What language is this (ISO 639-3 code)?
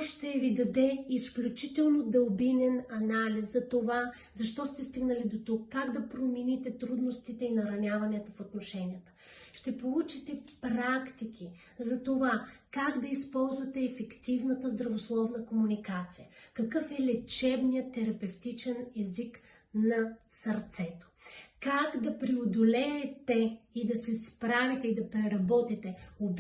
bul